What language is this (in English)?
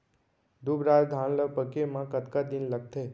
Chhattisgarhi